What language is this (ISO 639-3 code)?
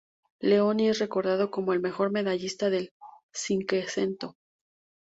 spa